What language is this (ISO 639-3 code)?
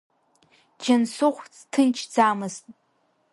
abk